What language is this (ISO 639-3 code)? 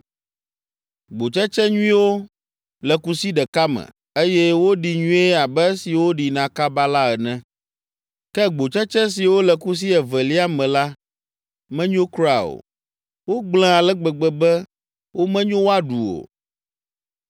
ewe